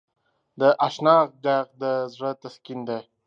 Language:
Pashto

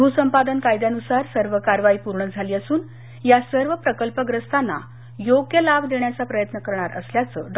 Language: Marathi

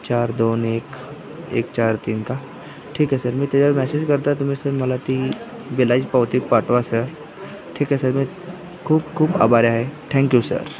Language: Marathi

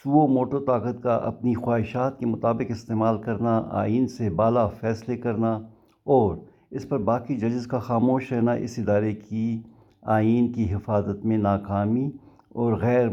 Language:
Urdu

